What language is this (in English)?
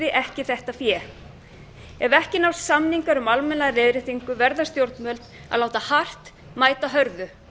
Icelandic